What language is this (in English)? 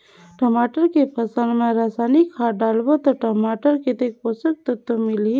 Chhattisgarhi